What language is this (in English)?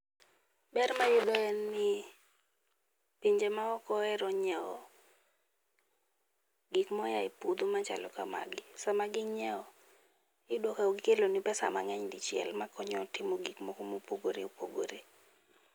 Luo (Kenya and Tanzania)